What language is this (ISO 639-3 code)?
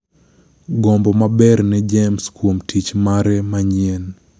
luo